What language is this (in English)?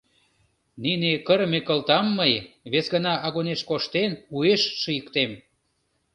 Mari